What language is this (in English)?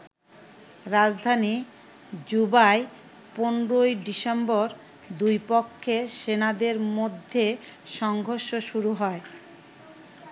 Bangla